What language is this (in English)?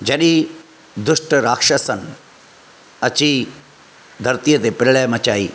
Sindhi